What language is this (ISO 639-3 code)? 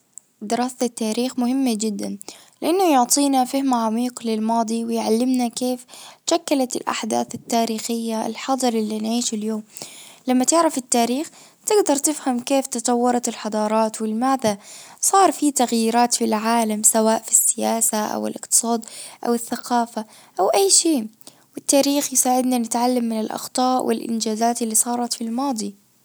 ars